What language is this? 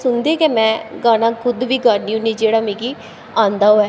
Dogri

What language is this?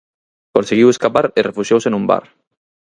Galician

